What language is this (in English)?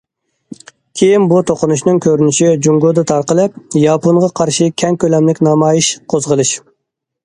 Uyghur